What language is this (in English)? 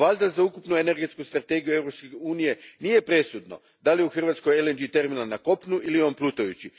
Croatian